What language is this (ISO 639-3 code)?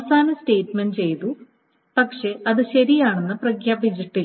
mal